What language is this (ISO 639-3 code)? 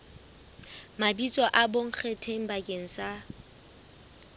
sot